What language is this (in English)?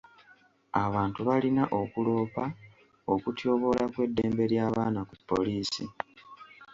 Ganda